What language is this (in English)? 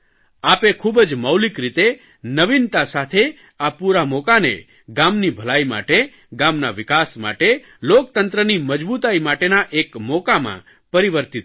Gujarati